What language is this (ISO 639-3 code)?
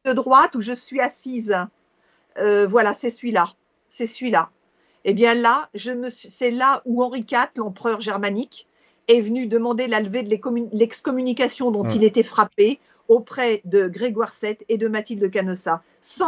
fra